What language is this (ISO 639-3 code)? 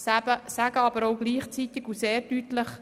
gsw